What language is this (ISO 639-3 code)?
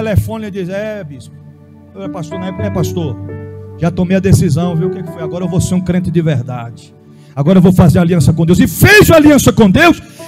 por